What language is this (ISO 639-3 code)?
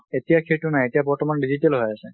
asm